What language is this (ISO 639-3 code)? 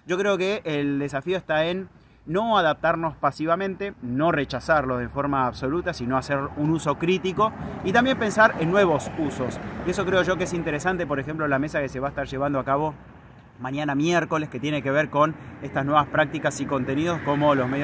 spa